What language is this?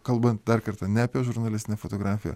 Lithuanian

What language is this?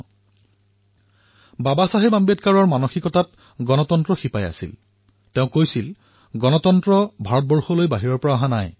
Assamese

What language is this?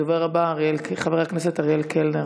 Hebrew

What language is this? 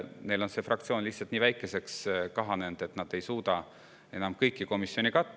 Estonian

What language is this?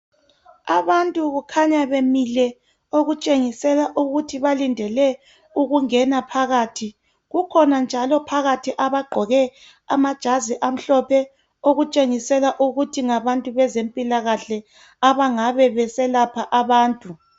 North Ndebele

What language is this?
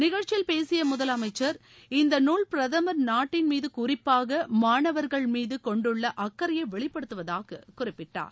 Tamil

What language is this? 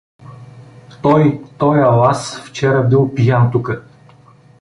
Bulgarian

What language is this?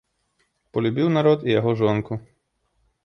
Belarusian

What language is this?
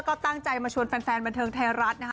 Thai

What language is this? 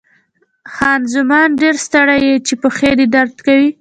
Pashto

